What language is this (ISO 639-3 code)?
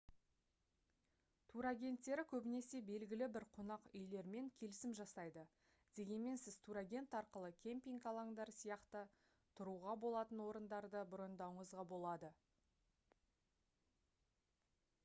kaz